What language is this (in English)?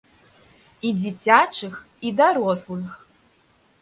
Belarusian